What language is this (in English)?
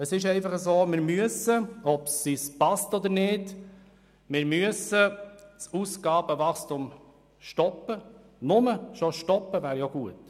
Swiss German